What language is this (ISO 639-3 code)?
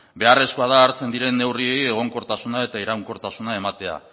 eus